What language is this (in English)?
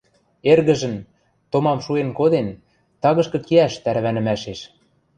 Western Mari